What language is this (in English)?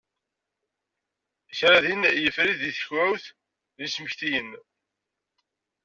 Kabyle